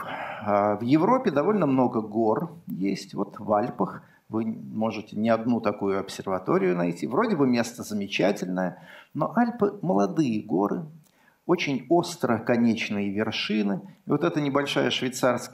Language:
Russian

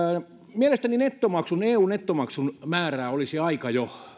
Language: Finnish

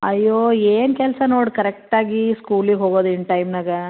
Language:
Kannada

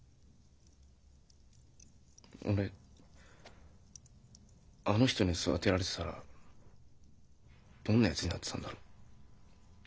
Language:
Japanese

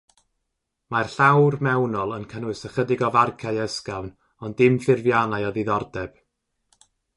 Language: Welsh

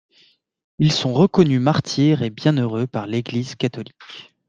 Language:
French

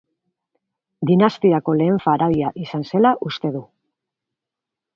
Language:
Basque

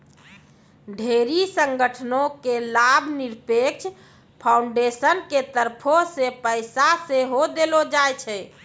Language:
Maithili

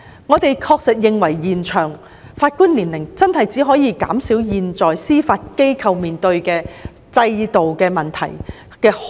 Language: Cantonese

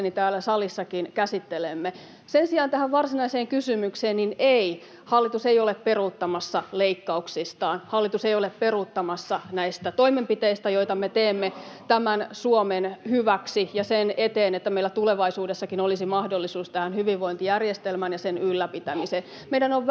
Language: Finnish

